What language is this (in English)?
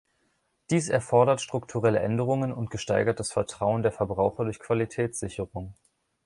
German